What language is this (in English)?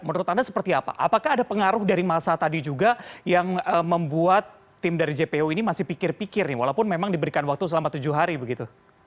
Indonesian